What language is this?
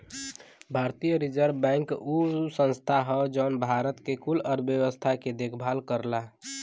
Bhojpuri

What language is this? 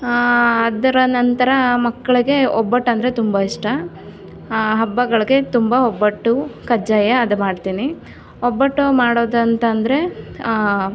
Kannada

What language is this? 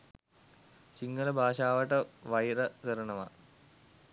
Sinhala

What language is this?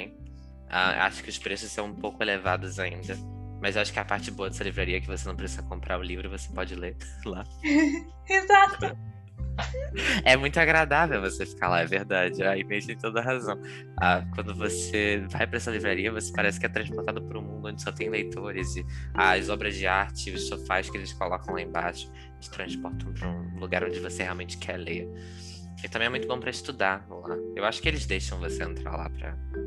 Portuguese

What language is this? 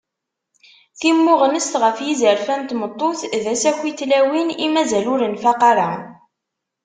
Kabyle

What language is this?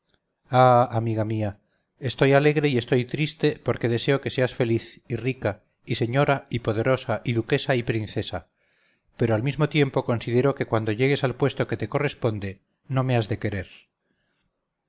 Spanish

